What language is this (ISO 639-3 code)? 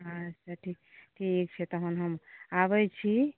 mai